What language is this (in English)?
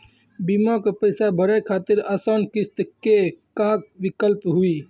Maithili